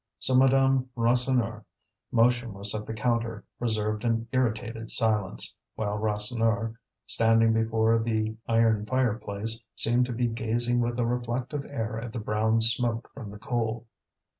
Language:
English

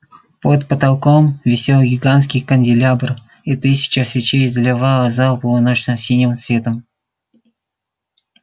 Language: Russian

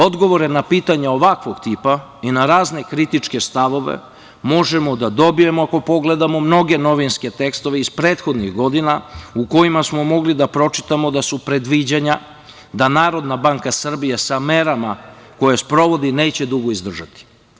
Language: Serbian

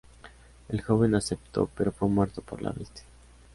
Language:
Spanish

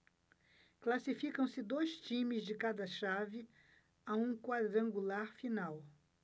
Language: Portuguese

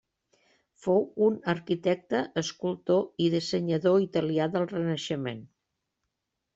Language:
Catalan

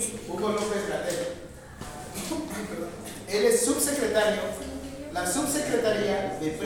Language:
Spanish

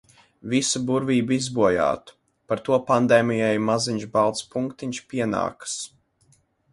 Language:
Latvian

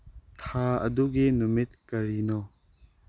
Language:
Manipuri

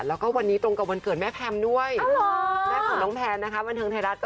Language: Thai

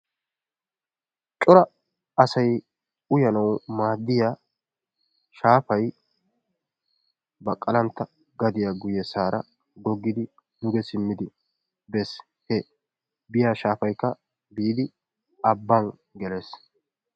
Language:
Wolaytta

